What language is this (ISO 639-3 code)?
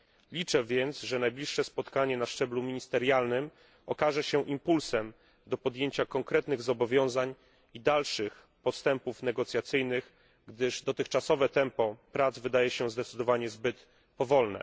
pol